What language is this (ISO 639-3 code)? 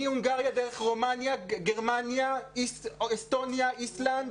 heb